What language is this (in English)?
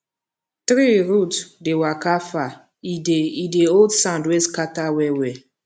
Nigerian Pidgin